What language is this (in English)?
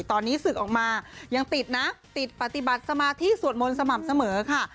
Thai